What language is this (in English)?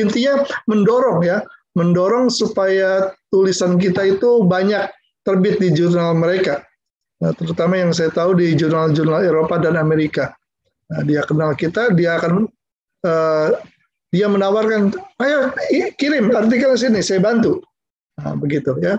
Indonesian